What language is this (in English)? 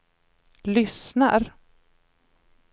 Swedish